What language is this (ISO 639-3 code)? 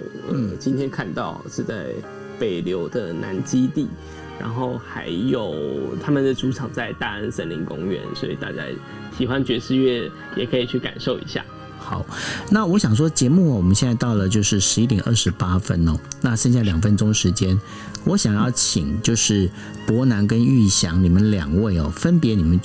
zho